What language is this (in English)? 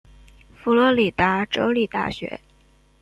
Chinese